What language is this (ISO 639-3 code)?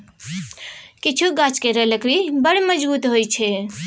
mai